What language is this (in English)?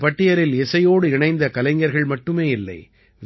Tamil